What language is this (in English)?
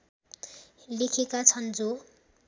Nepali